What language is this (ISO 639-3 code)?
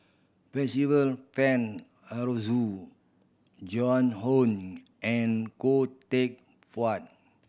eng